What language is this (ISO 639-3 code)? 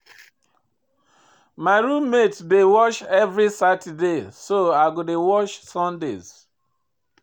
pcm